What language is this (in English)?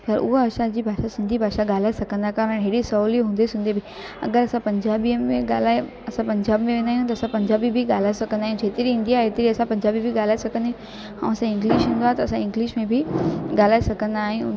Sindhi